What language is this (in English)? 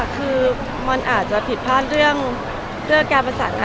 Thai